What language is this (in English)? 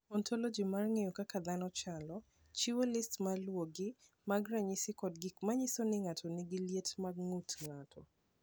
Luo (Kenya and Tanzania)